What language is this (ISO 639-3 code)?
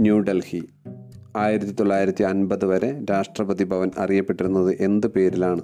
mal